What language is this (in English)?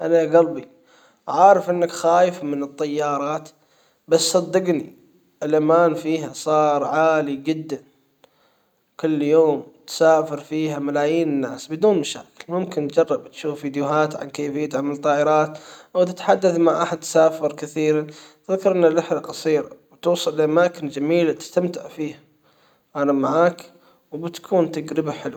Hijazi Arabic